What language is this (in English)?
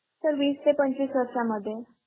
Marathi